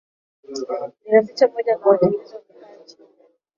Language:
Swahili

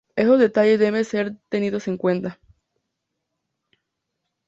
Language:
Spanish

